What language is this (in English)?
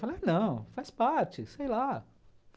Portuguese